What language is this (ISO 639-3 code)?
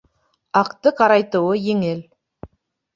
bak